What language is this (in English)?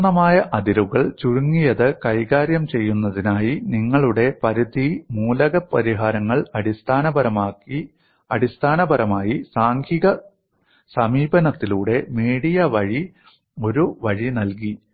Malayalam